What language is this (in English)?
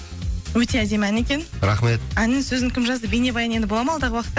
Kazakh